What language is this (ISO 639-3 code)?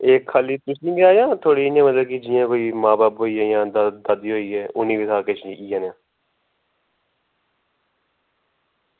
doi